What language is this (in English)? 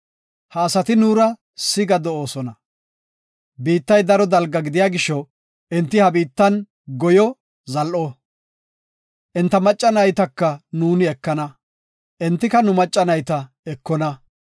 Gofa